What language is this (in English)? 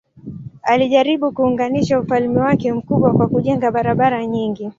Swahili